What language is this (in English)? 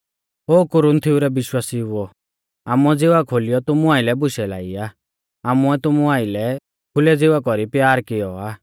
Mahasu Pahari